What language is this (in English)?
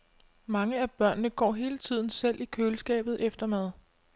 Danish